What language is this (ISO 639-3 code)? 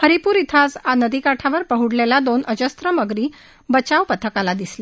mar